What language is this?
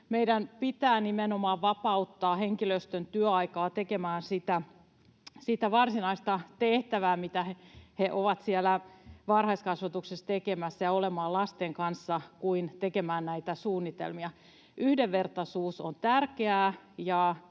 Finnish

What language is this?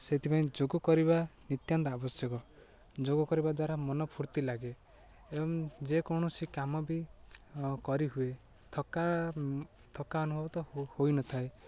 Odia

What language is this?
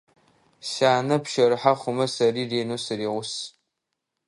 Adyghe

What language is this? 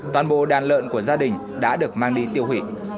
Vietnamese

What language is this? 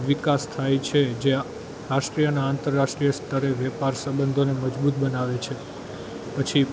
Gujarati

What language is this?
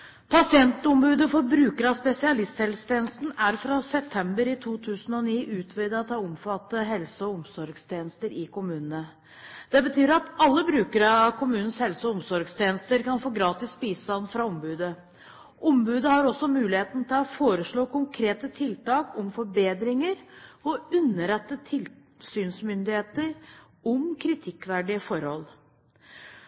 Norwegian Bokmål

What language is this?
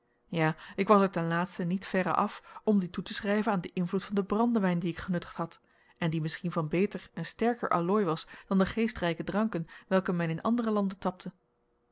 Dutch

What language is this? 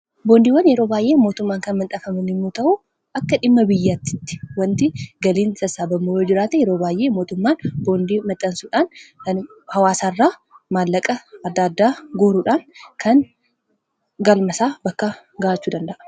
Oromo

